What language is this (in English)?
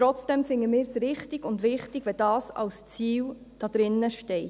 Swiss German